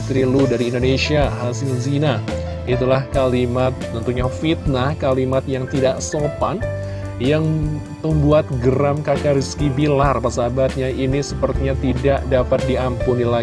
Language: Indonesian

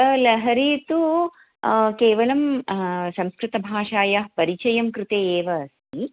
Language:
Sanskrit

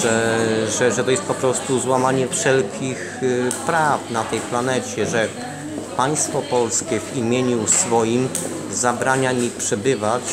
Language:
Polish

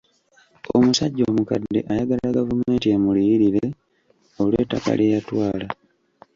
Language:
Ganda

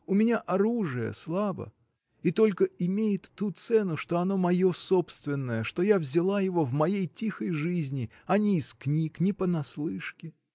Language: Russian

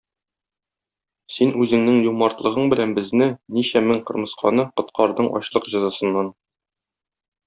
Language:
Tatar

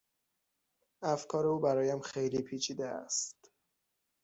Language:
Persian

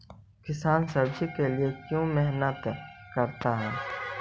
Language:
Magahi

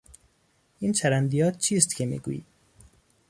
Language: Persian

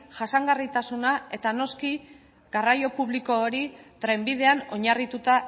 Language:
Basque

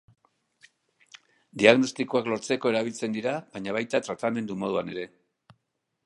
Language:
Basque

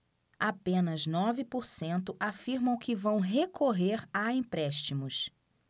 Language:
Portuguese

